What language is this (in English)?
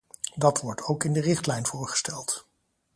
Dutch